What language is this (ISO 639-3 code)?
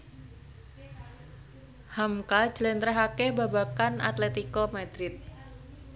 jav